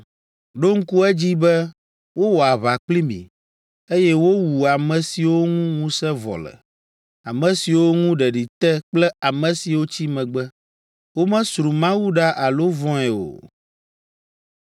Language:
Ewe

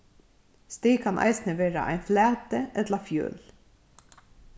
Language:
Faroese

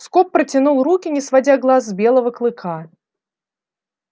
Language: Russian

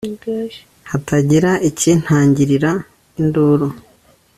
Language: Kinyarwanda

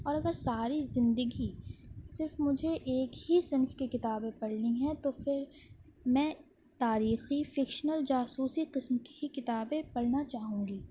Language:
Urdu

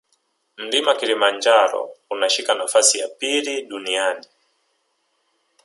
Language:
Swahili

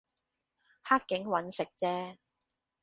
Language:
Cantonese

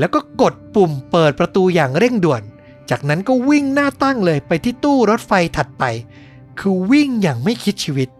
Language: Thai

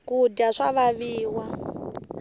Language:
Tsonga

